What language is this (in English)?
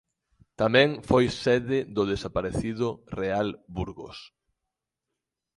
Galician